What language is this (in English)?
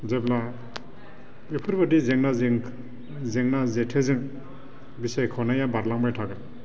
Bodo